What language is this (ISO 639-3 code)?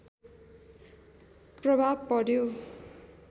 nep